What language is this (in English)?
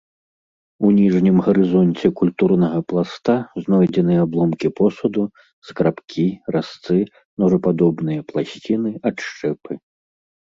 Belarusian